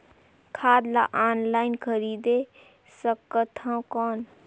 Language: Chhattisgarhi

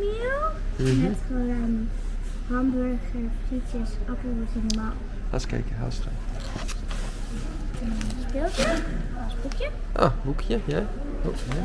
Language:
Dutch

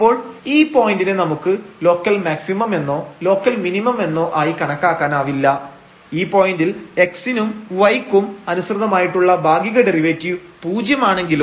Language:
Malayalam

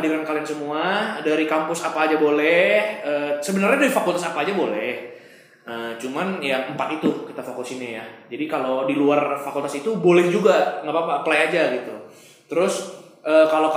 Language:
Indonesian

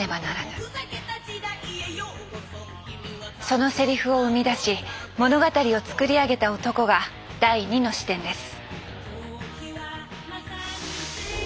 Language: Japanese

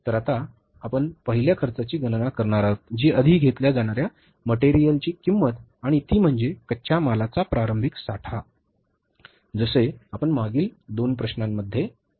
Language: Marathi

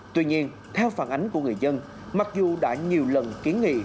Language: Vietnamese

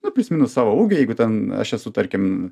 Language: Lithuanian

